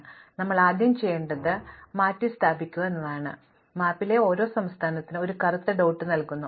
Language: Malayalam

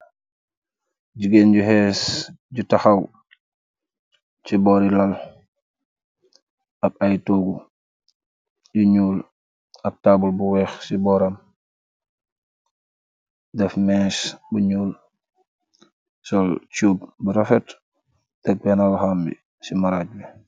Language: Wolof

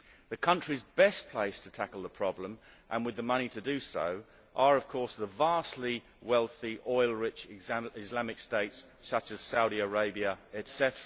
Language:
English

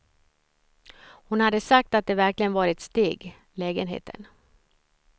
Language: Swedish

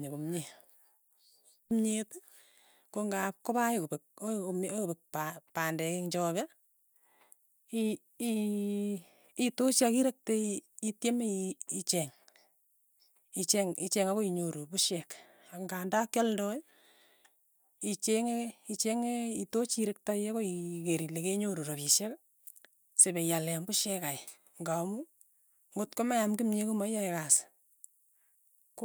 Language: Tugen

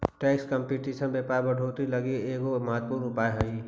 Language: Magahi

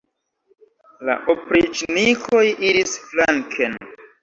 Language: Esperanto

